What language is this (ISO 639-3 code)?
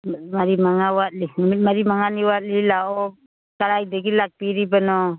mni